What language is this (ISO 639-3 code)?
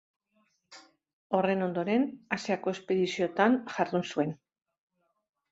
eus